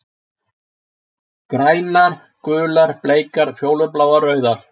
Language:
Icelandic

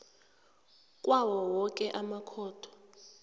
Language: South Ndebele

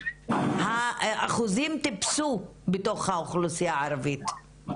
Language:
Hebrew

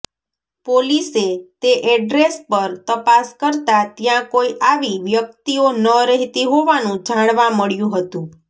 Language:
Gujarati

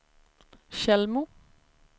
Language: Swedish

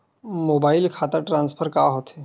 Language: Chhattisgarhi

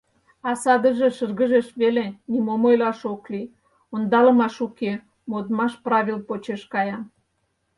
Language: Mari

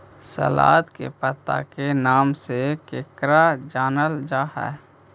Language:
Magahi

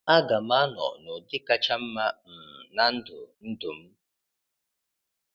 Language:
Igbo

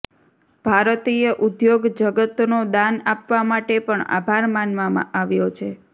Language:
Gujarati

